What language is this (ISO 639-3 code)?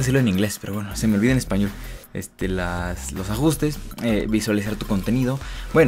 spa